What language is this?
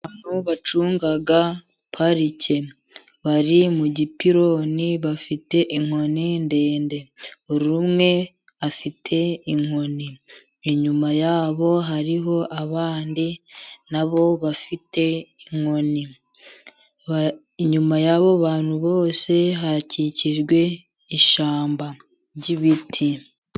Kinyarwanda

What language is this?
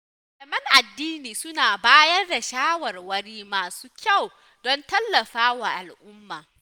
Hausa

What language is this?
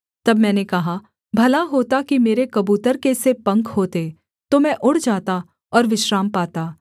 Hindi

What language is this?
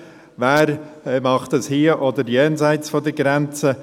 Swiss German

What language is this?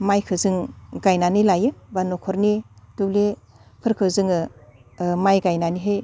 Bodo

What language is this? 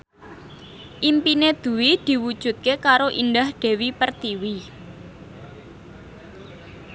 Javanese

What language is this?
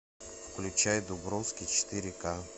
Russian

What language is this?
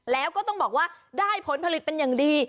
Thai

